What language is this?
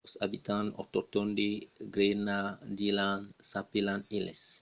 Occitan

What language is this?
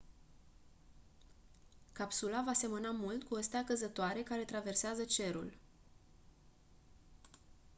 Romanian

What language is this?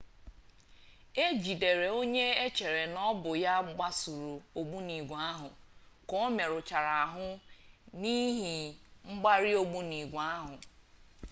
Igbo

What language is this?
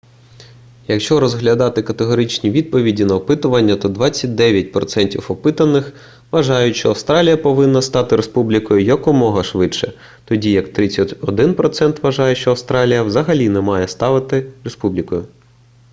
Ukrainian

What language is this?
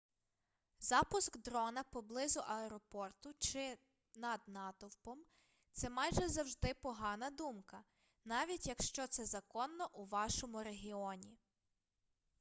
Ukrainian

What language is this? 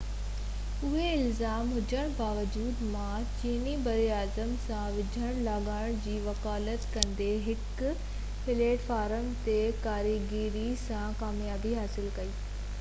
Sindhi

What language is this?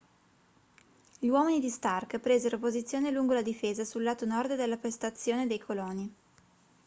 Italian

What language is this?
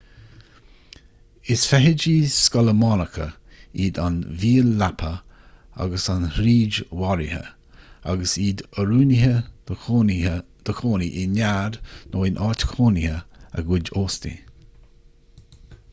Irish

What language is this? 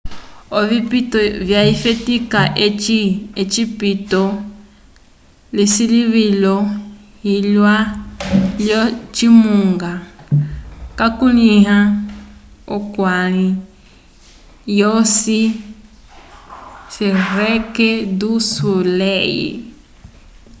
Umbundu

